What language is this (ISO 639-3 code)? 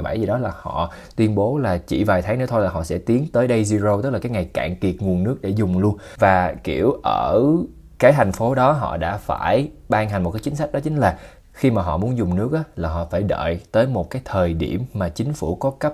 vie